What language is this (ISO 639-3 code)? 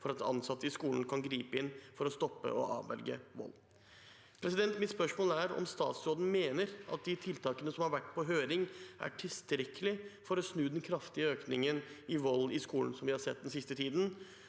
nor